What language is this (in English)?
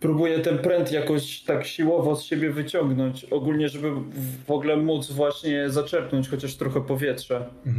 Polish